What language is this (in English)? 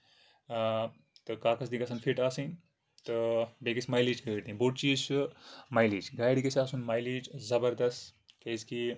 Kashmiri